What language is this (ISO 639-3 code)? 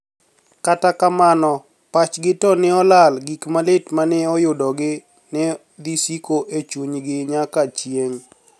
luo